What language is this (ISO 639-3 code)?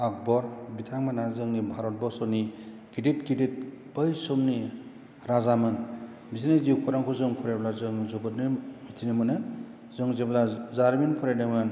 brx